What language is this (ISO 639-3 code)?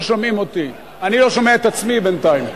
heb